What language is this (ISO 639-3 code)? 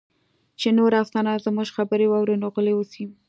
pus